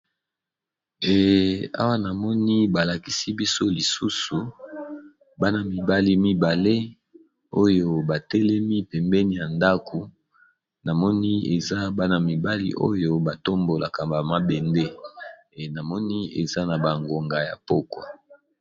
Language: Lingala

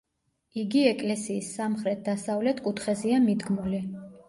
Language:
Georgian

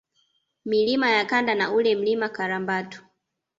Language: Swahili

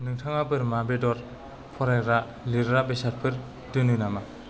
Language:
Bodo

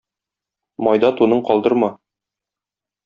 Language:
Tatar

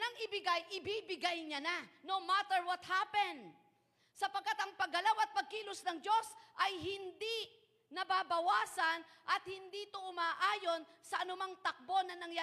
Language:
Filipino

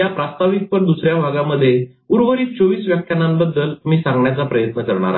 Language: Marathi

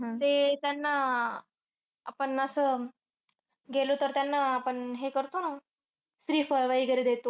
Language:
Marathi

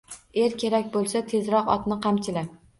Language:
Uzbek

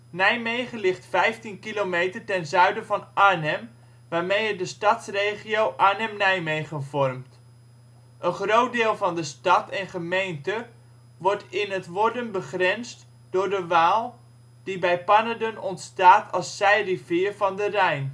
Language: Dutch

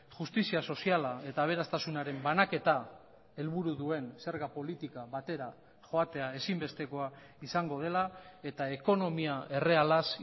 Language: Basque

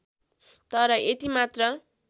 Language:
Nepali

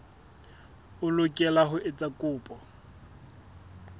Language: Southern Sotho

